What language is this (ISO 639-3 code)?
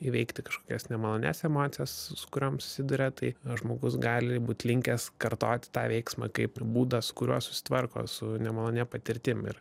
lit